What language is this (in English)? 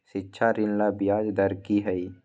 Magahi